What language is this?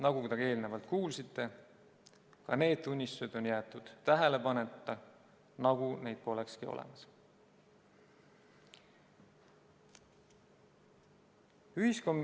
Estonian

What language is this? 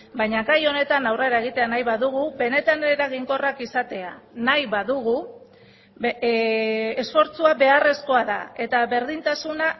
Basque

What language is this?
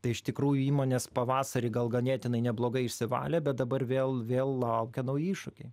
Lithuanian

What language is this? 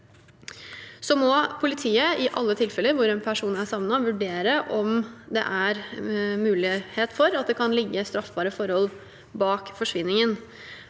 Norwegian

